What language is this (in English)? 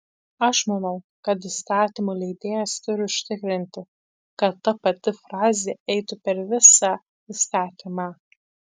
Lithuanian